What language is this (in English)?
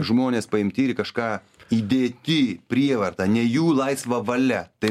Lithuanian